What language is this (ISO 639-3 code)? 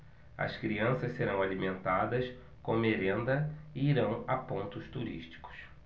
por